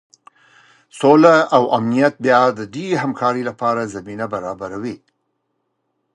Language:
Pashto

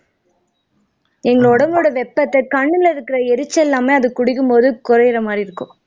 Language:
Tamil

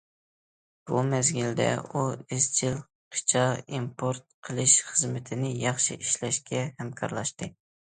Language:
Uyghur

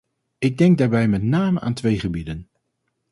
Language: Dutch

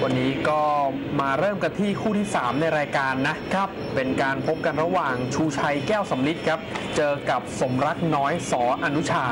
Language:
Thai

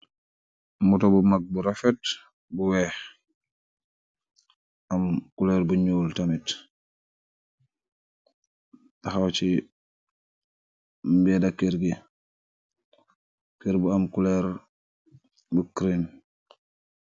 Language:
Wolof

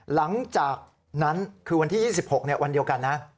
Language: Thai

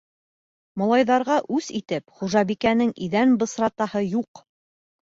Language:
Bashkir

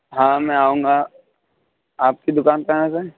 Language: Urdu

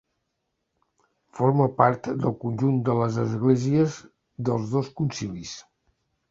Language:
Catalan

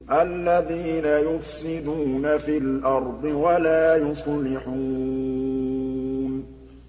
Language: Arabic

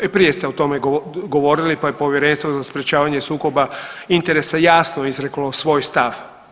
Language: Croatian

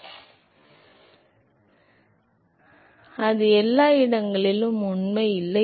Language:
Tamil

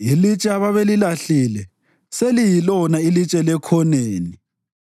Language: North Ndebele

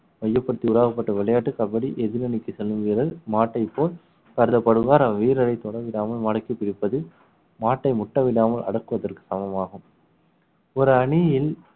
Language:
Tamil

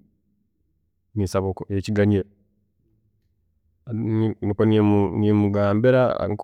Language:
Tooro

